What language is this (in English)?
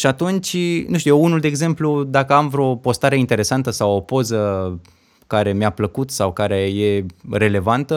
Romanian